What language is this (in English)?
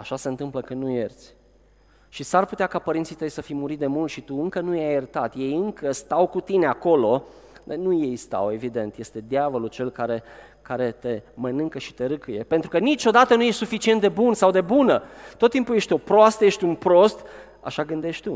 Romanian